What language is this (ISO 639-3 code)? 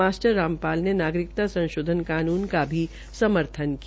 hin